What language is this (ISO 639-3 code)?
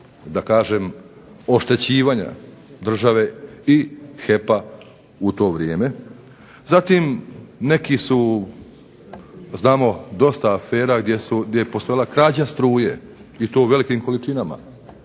hrv